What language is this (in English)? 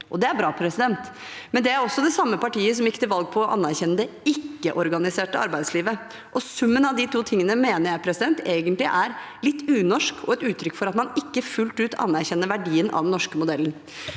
Norwegian